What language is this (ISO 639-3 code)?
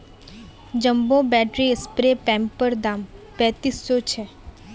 mag